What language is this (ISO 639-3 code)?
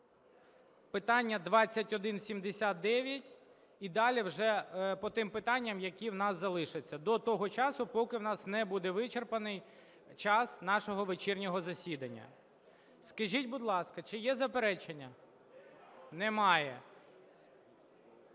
ukr